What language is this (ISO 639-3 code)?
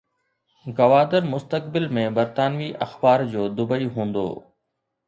snd